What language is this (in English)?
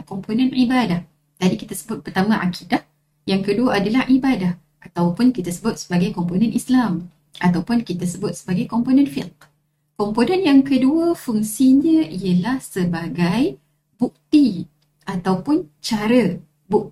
Malay